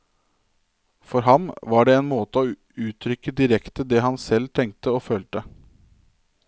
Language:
Norwegian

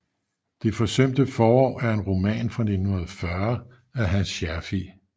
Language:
Danish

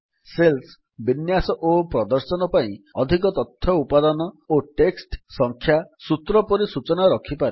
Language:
Odia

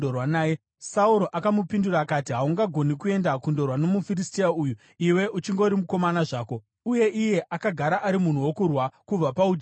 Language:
Shona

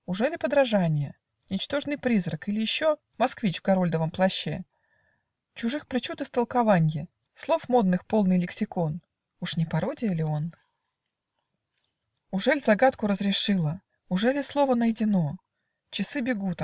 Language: Russian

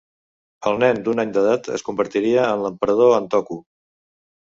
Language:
Catalan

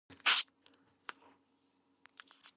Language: Georgian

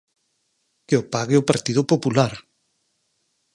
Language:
Galician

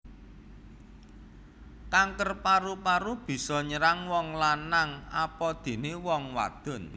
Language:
Javanese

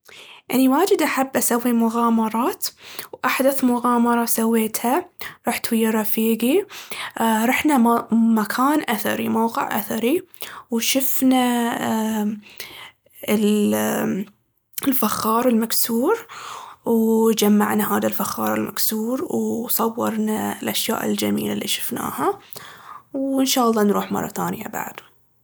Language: Baharna Arabic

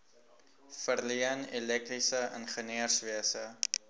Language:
Afrikaans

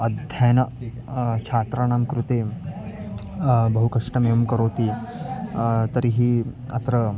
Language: Sanskrit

